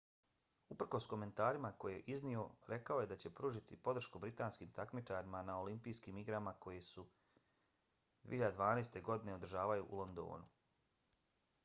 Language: Bosnian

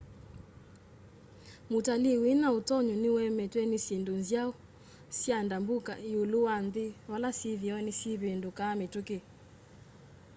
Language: Kamba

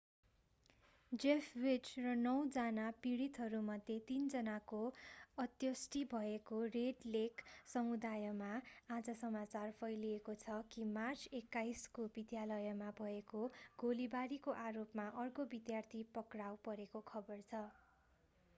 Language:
Nepali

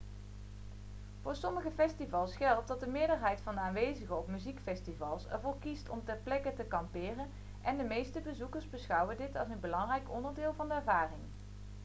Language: Dutch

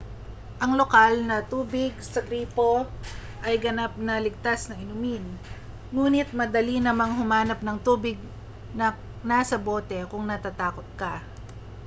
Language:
Filipino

